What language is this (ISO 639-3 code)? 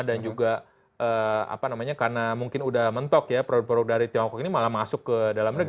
ind